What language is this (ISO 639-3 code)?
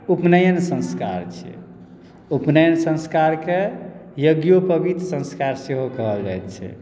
mai